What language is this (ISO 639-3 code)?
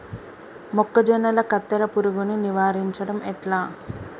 tel